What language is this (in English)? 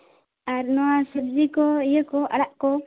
Santali